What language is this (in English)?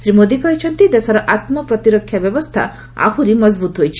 Odia